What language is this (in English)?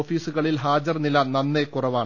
Malayalam